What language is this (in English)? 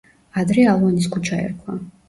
Georgian